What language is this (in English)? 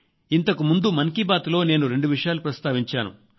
Telugu